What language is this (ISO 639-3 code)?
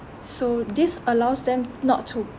eng